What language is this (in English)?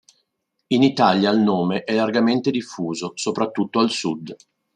Italian